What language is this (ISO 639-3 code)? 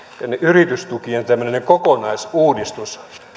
fin